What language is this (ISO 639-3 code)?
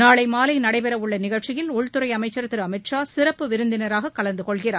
tam